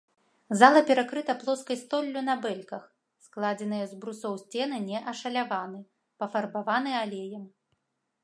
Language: Belarusian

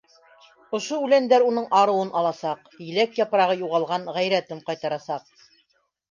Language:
Bashkir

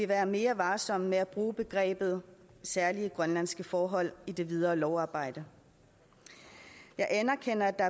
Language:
Danish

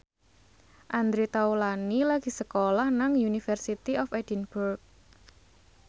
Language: Javanese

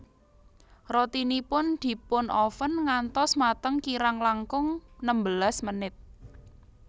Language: Javanese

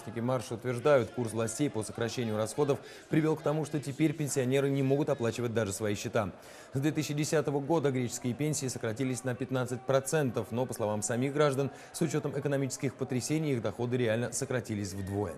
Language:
Russian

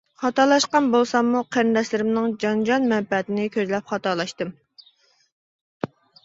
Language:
Uyghur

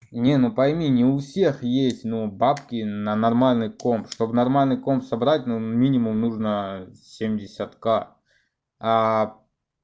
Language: Russian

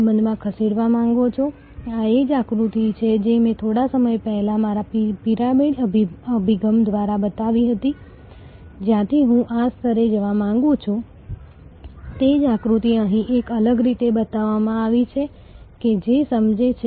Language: Gujarati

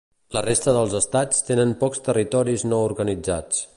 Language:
Catalan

